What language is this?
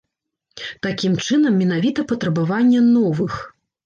Belarusian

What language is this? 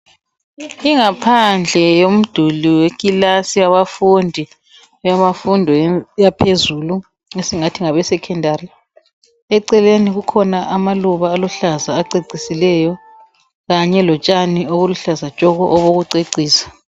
North Ndebele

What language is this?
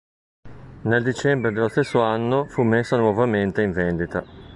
Italian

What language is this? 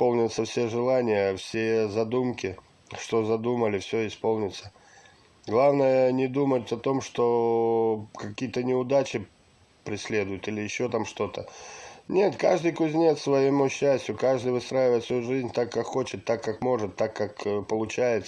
Russian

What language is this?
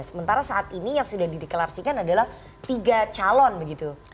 Indonesian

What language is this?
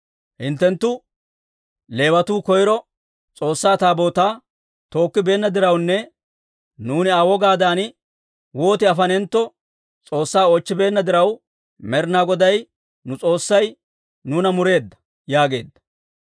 Dawro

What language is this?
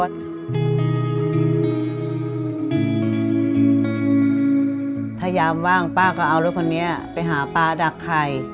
Thai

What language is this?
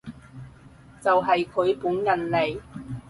Cantonese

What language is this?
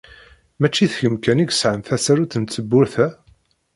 Kabyle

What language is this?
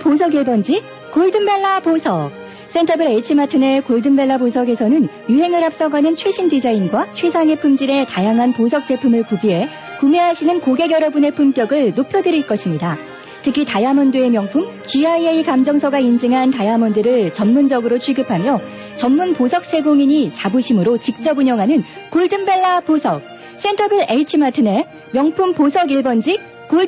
Korean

